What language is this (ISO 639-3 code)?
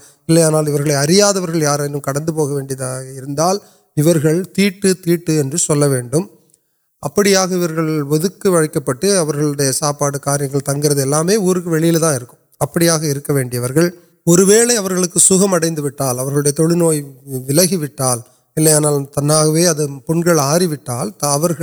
urd